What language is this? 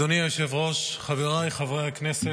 Hebrew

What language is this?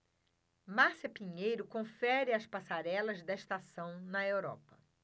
Portuguese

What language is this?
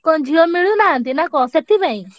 Odia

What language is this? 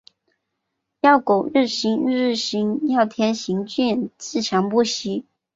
Chinese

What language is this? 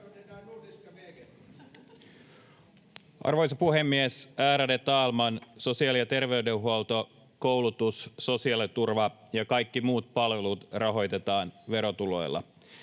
Finnish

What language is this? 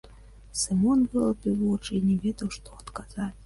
Belarusian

